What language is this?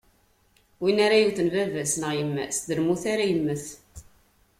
Kabyle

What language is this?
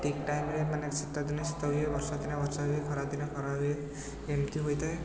Odia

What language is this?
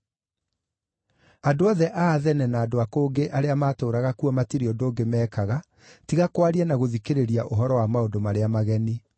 Kikuyu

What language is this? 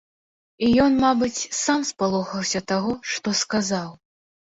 Belarusian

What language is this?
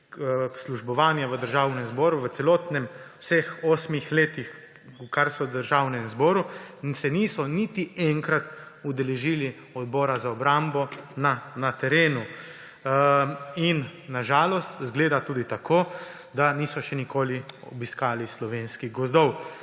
Slovenian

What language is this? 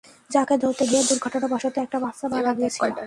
Bangla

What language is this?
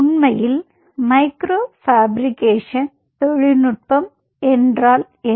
Tamil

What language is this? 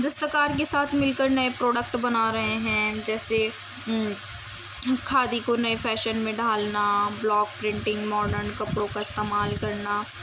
Urdu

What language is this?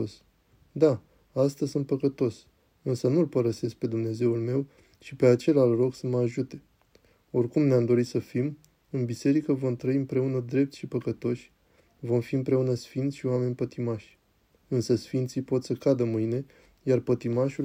Romanian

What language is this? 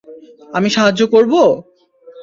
Bangla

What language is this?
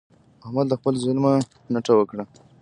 Pashto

